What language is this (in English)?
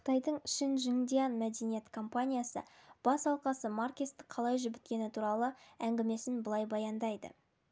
Kazakh